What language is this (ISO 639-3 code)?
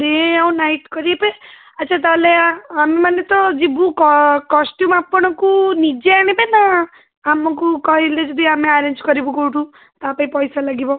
ori